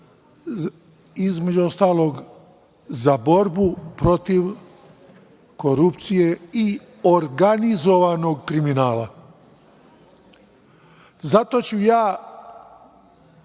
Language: Serbian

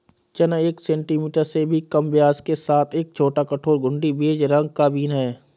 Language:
Hindi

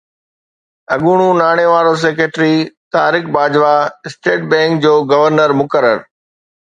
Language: Sindhi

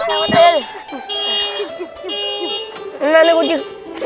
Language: Indonesian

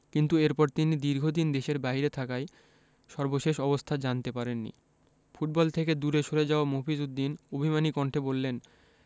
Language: Bangla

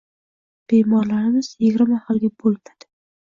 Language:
Uzbek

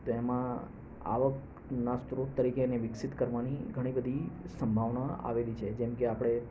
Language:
Gujarati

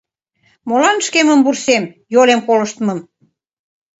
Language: Mari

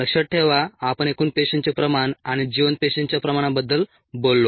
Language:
Marathi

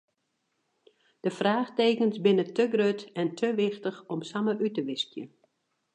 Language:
Western Frisian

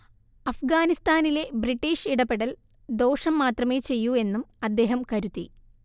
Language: Malayalam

